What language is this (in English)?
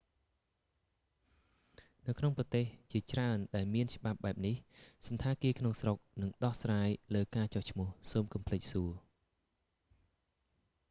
Khmer